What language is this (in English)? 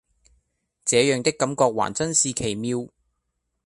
Cantonese